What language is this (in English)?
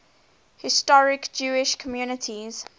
English